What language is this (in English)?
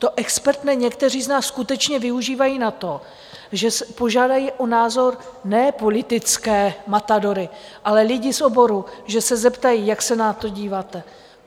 Czech